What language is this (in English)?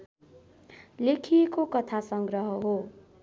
Nepali